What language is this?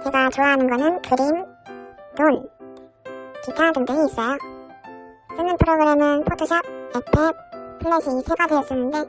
Korean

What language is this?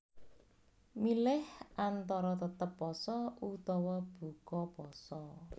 Javanese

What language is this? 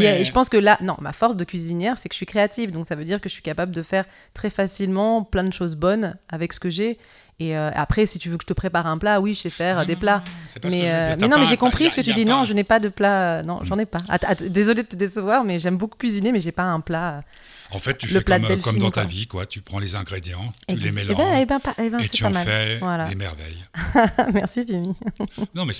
French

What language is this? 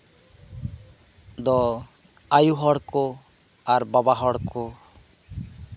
Santali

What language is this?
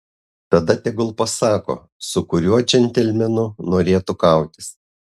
Lithuanian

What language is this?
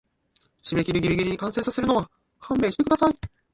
Japanese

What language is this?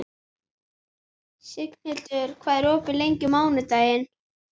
Icelandic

